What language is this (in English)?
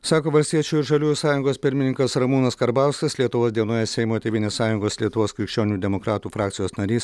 Lithuanian